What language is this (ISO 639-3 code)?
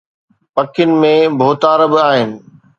snd